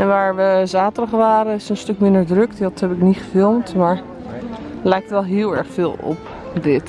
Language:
Dutch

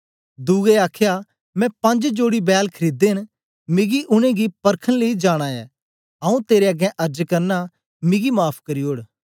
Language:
Dogri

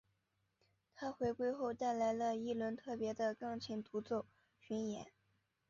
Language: Chinese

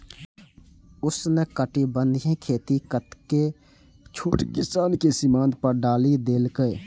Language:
Maithili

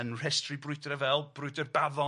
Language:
Welsh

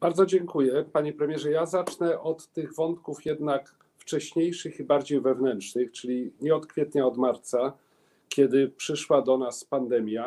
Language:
Polish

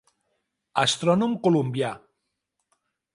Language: Catalan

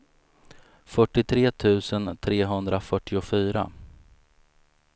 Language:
Swedish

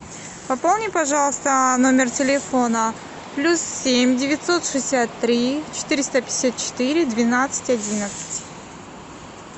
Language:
Russian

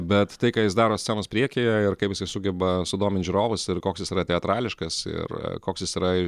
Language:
Lithuanian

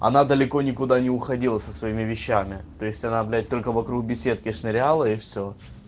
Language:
Russian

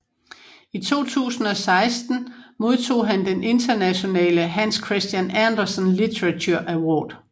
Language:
Danish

